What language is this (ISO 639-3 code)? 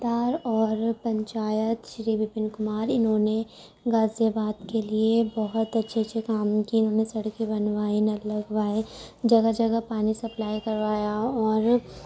urd